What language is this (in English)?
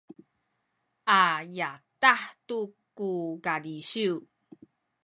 Sakizaya